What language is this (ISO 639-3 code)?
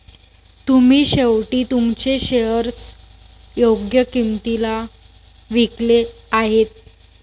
mar